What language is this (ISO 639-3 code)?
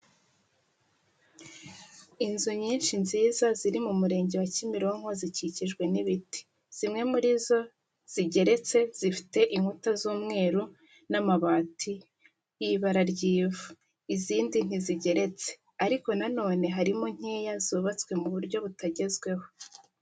kin